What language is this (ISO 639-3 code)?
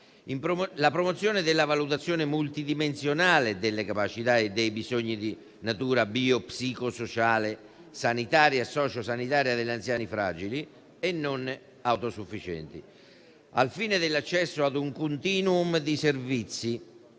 ita